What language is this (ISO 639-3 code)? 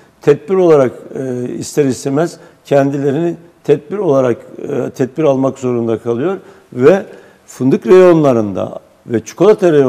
tur